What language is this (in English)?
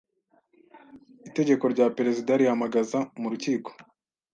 Kinyarwanda